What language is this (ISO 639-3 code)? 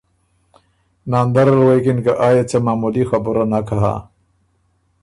oru